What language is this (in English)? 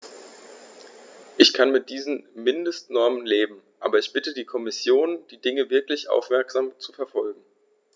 German